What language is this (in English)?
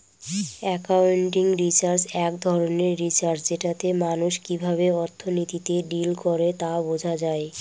Bangla